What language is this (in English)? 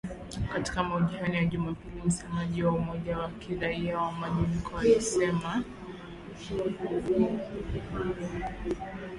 Swahili